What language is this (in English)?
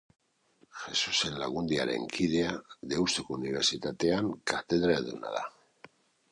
Basque